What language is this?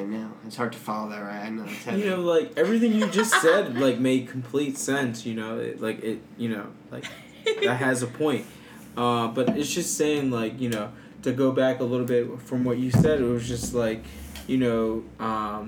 English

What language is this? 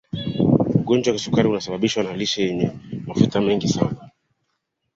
Swahili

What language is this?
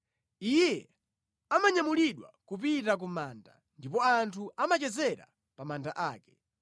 Nyanja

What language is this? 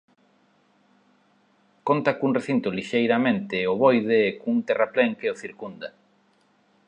Galician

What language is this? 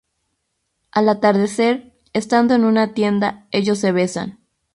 Spanish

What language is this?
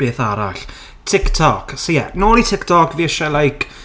Welsh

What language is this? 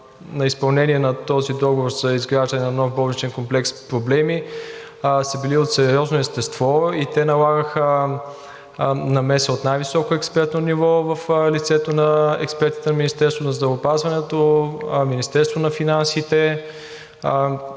Bulgarian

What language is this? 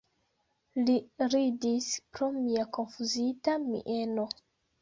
Esperanto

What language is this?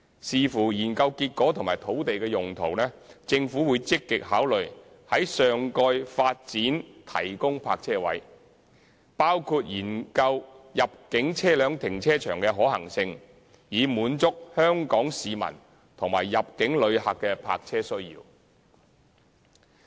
Cantonese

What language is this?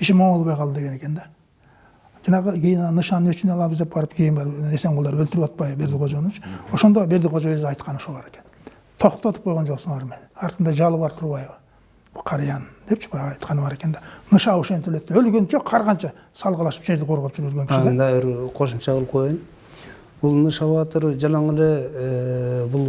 Turkish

